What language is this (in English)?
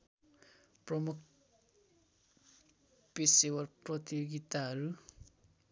Nepali